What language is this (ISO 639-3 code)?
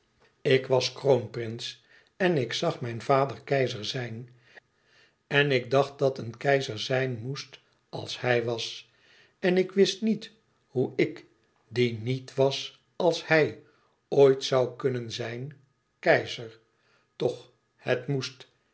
nld